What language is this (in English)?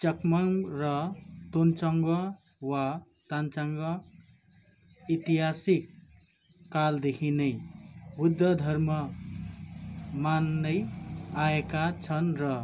Nepali